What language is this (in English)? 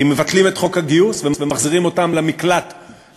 Hebrew